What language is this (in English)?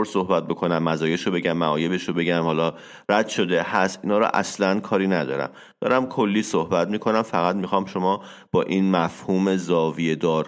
Persian